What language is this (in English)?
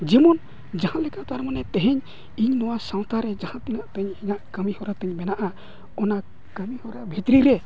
Santali